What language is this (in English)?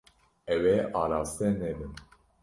Kurdish